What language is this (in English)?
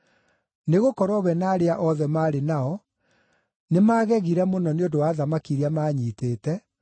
Kikuyu